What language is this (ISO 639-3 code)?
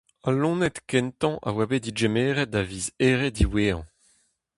bre